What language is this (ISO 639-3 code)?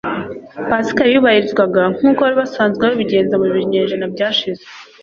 kin